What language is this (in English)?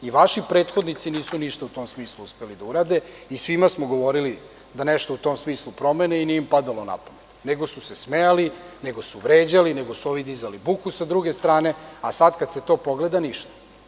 Serbian